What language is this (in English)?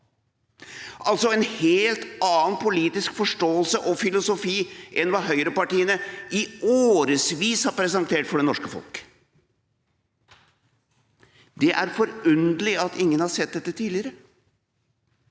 Norwegian